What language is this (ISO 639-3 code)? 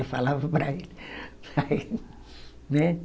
por